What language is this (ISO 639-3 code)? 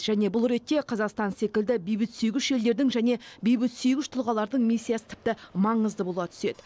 kaz